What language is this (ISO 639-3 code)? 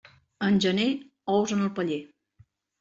cat